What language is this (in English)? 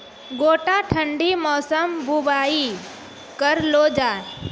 Maithili